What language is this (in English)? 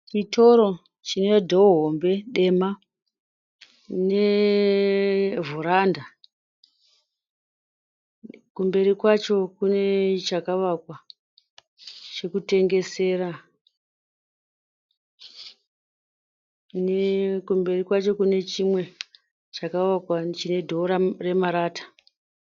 Shona